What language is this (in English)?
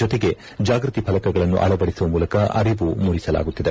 Kannada